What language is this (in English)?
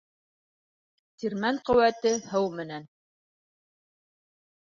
Bashkir